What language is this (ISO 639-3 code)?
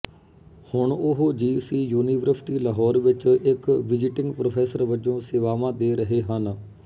pan